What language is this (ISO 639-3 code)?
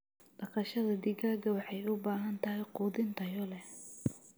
som